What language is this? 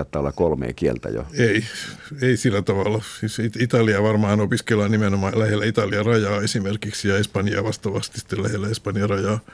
Finnish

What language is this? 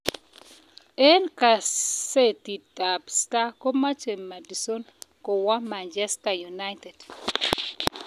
Kalenjin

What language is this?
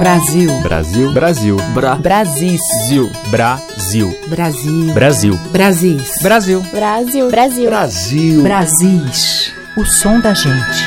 Portuguese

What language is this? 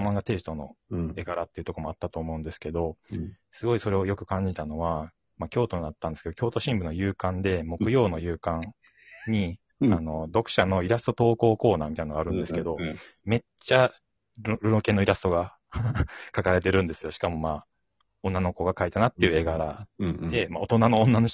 Japanese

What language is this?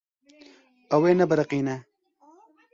Kurdish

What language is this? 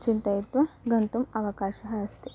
Sanskrit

